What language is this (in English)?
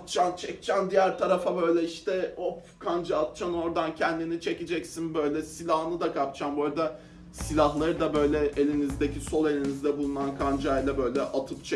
Turkish